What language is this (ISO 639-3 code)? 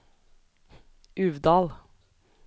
nor